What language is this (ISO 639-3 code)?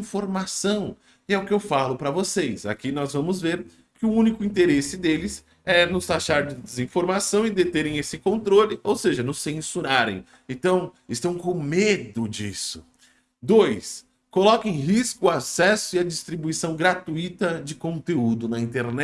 por